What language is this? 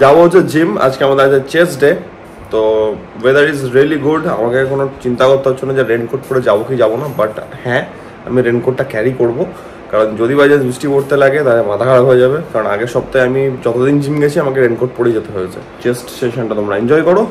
Bangla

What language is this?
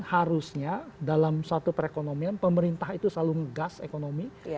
Indonesian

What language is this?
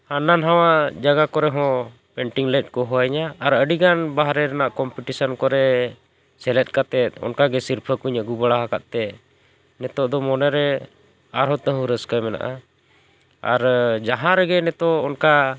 Santali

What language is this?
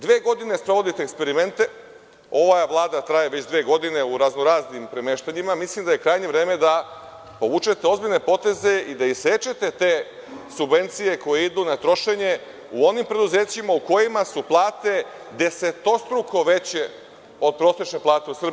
Serbian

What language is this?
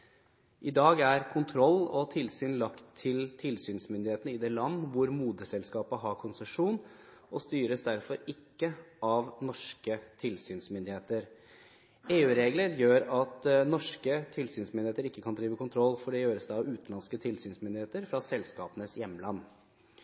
Norwegian Bokmål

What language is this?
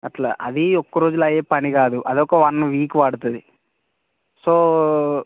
Telugu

